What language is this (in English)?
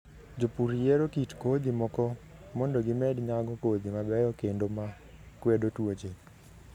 Luo (Kenya and Tanzania)